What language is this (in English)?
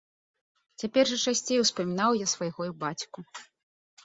Belarusian